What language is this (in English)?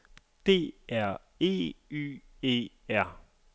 Danish